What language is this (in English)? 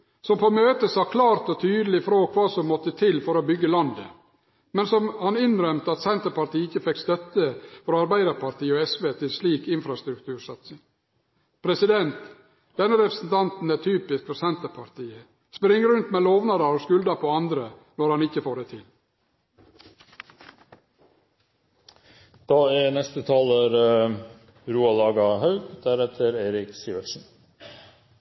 Norwegian Nynorsk